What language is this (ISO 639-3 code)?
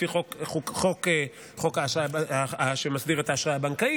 heb